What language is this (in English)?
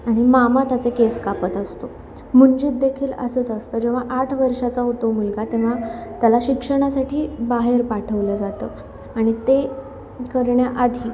Marathi